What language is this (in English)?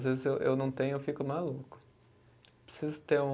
Portuguese